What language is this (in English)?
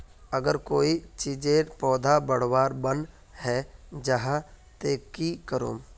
Magahi